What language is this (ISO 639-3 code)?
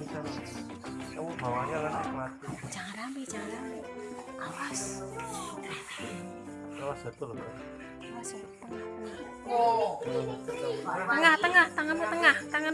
ind